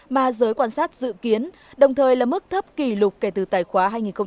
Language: Vietnamese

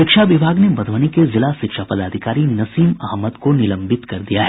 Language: Hindi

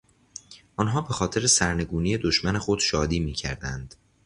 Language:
Persian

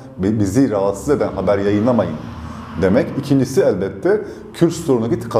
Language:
Turkish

